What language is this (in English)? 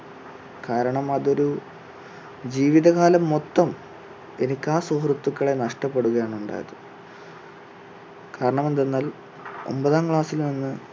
Malayalam